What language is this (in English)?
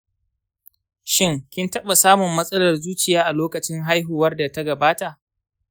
Hausa